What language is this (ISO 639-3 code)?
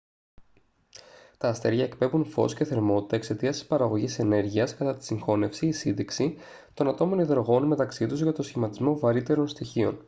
ell